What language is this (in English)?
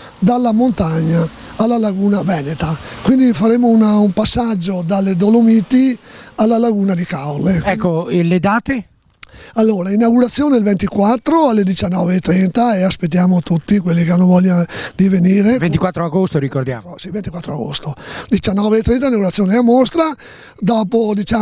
Italian